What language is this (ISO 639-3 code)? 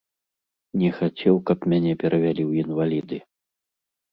bel